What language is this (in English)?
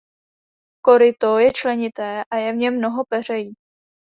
Czech